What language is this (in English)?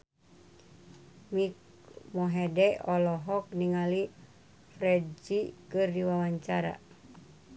Sundanese